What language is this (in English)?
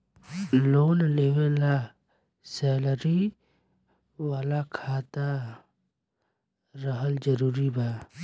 Bhojpuri